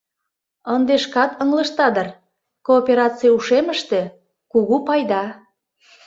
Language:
Mari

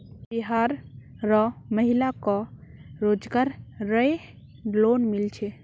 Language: Magahi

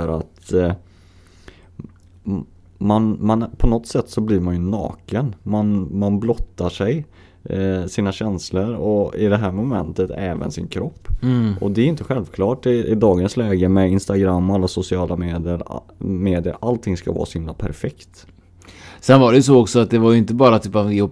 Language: Swedish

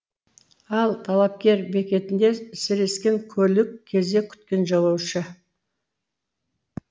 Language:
Kazakh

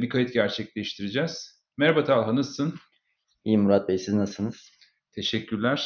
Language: Turkish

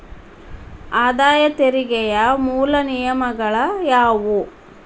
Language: Kannada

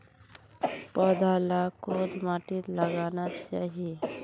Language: Magahi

